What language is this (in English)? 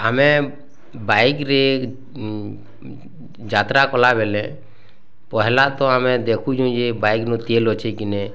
Odia